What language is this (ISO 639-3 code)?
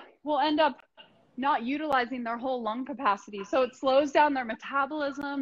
eng